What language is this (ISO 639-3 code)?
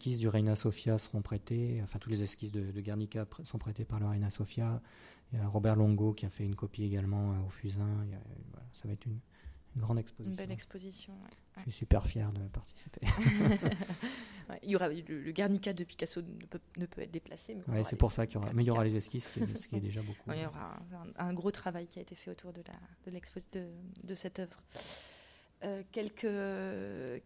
fra